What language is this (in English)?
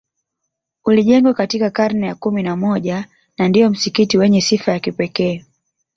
Swahili